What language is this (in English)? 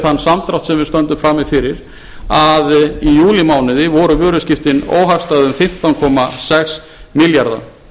Icelandic